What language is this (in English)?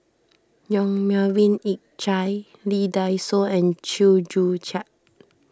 English